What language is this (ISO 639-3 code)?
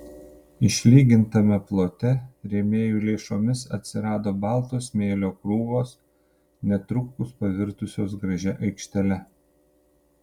lit